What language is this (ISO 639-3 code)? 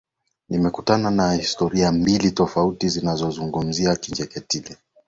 swa